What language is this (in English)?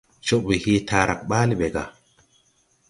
Tupuri